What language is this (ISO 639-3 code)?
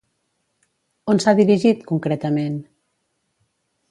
cat